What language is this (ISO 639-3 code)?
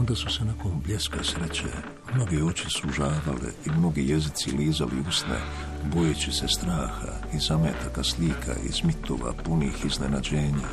hrv